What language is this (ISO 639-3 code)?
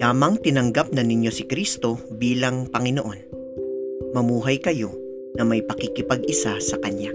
fil